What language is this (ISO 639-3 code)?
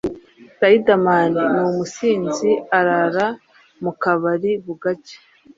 kin